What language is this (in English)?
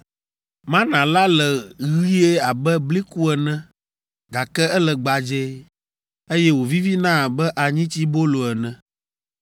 Ewe